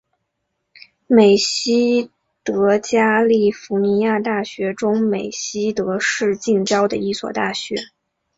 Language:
Chinese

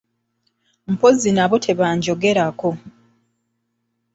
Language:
Ganda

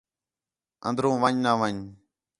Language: Khetrani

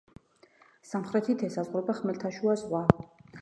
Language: Georgian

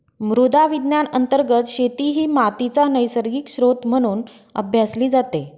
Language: Marathi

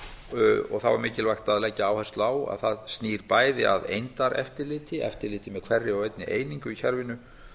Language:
Icelandic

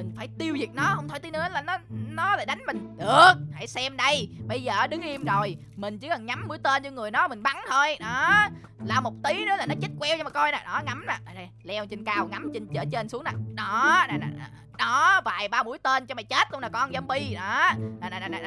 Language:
Vietnamese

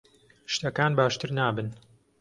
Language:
Central Kurdish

